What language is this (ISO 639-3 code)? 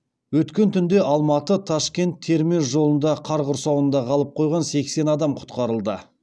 kaz